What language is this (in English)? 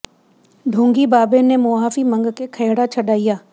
Punjabi